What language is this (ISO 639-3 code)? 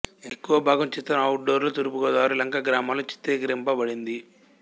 tel